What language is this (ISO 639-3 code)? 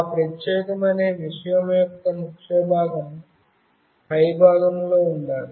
tel